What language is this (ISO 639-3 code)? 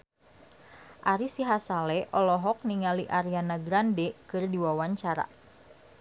sun